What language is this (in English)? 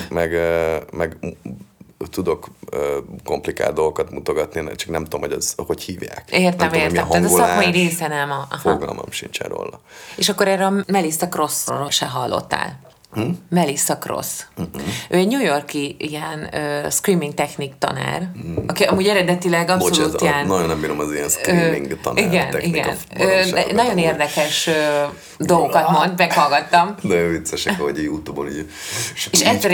Hungarian